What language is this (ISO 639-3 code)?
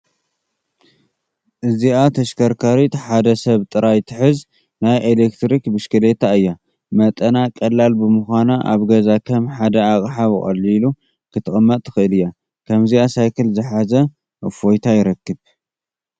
tir